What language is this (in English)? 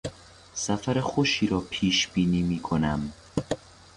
Persian